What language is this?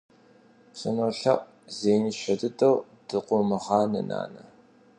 Kabardian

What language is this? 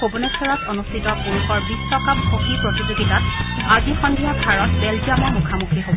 Assamese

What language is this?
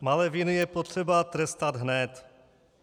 Czech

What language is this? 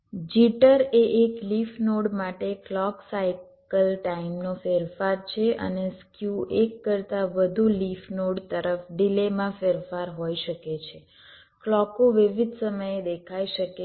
Gujarati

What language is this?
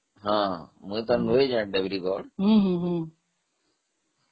Odia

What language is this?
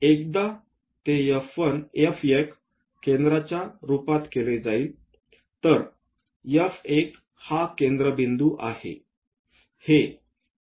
Marathi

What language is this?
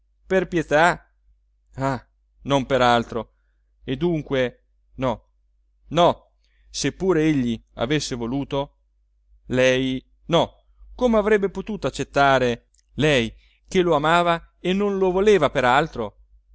Italian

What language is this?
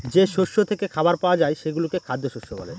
Bangla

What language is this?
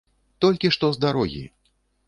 Belarusian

